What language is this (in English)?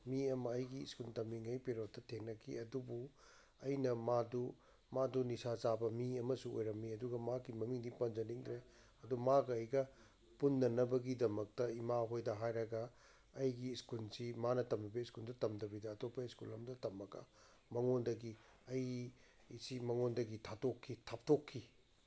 Manipuri